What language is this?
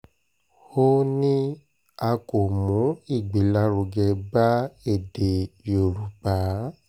Yoruba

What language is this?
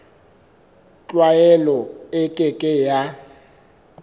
Southern Sotho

